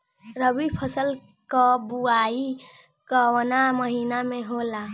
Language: Bhojpuri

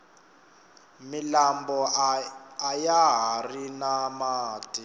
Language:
Tsonga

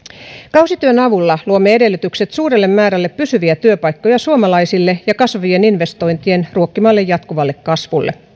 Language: Finnish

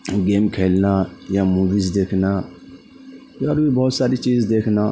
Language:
Urdu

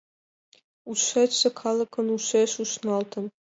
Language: Mari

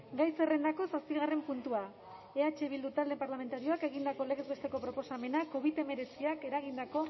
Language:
Basque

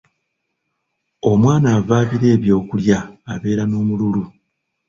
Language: Ganda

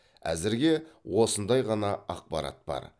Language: Kazakh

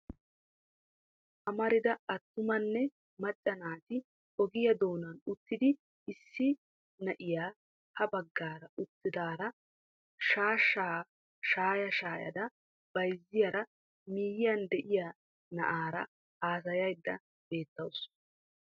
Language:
Wolaytta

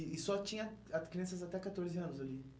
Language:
Portuguese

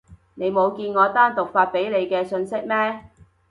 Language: Cantonese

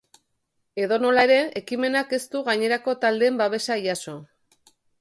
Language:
Basque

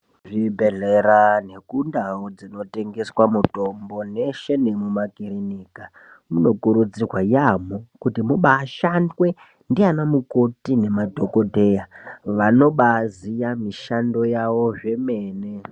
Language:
Ndau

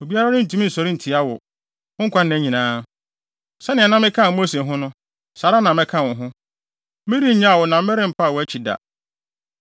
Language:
Akan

